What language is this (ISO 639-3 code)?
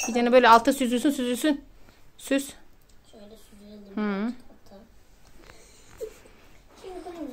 tur